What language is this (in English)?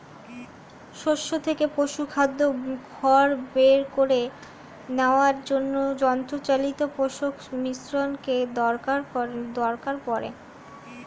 Bangla